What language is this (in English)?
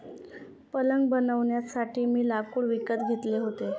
Marathi